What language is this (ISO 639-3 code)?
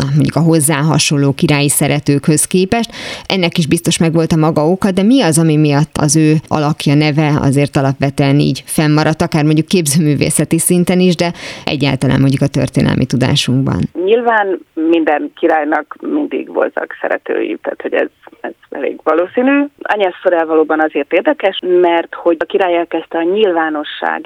hun